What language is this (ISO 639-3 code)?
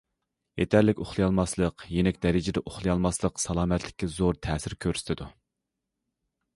uig